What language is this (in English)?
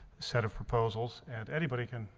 English